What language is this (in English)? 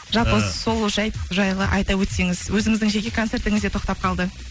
Kazakh